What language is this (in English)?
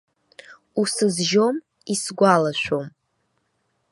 Abkhazian